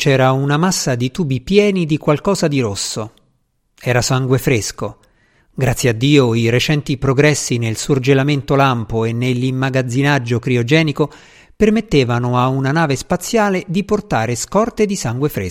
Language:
Italian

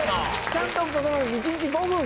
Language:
Japanese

